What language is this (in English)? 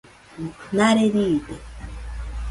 Nüpode Huitoto